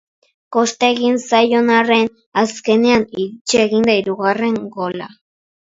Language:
Basque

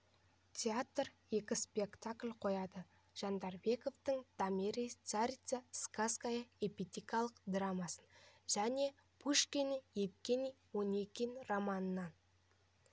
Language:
Kazakh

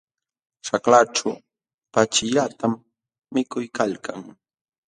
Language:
Jauja Wanca Quechua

